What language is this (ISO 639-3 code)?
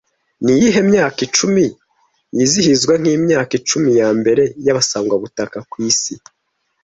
kin